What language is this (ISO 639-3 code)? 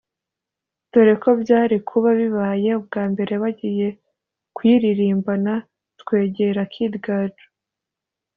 kin